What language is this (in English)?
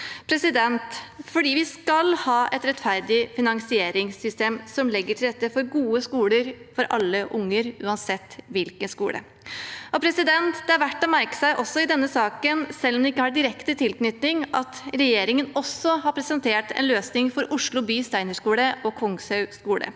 Norwegian